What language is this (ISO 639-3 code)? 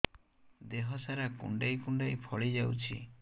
ori